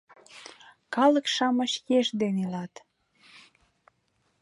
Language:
Mari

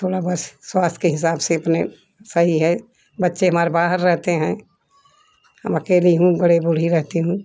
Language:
Hindi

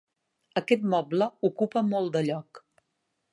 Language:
Catalan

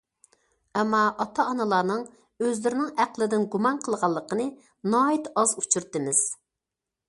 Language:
Uyghur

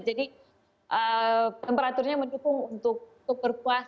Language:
Indonesian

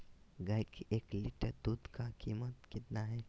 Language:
Magahi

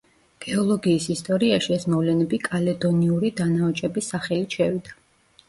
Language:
Georgian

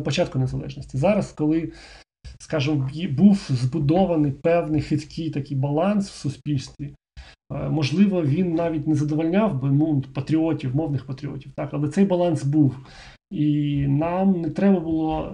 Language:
Ukrainian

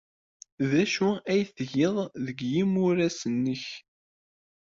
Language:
Kabyle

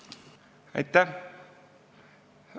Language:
Estonian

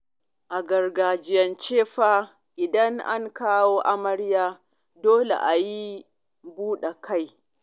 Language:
Hausa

